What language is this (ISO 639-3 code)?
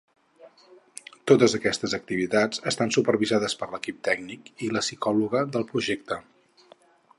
cat